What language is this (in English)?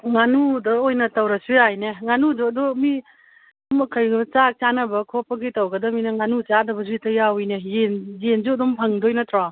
Manipuri